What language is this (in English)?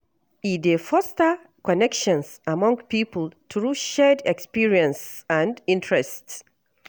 Nigerian Pidgin